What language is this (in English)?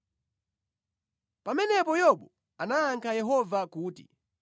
Nyanja